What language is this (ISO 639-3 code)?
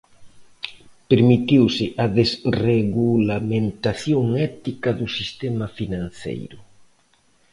glg